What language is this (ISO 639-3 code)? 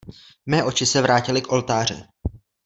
ces